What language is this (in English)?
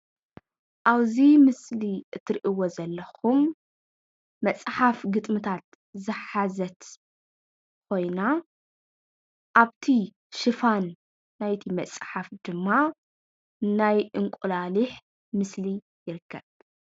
Tigrinya